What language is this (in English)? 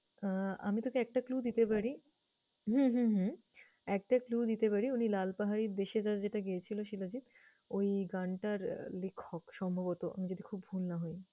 Bangla